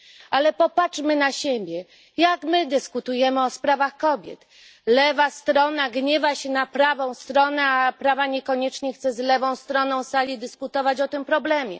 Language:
Polish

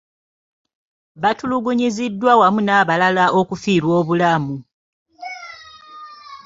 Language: Ganda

